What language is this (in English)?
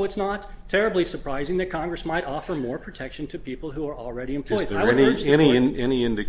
English